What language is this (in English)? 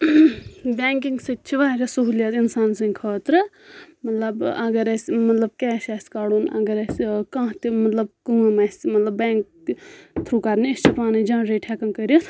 Kashmiri